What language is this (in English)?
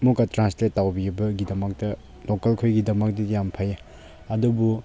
Manipuri